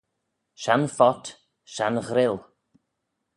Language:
Manx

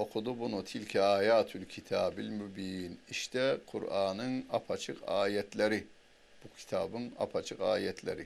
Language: Turkish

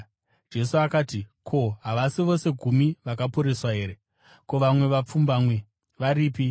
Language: Shona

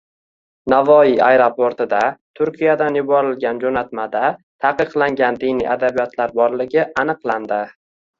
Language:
Uzbek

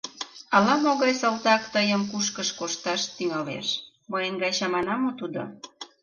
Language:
Mari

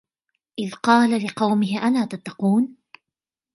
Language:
Arabic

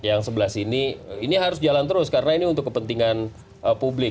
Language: Indonesian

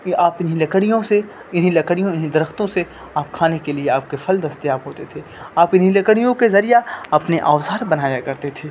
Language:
Urdu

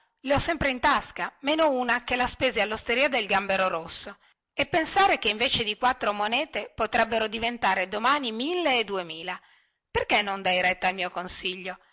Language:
Italian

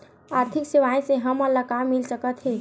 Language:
Chhattisgarhi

